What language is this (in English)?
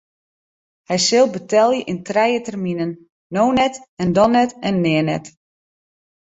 Western Frisian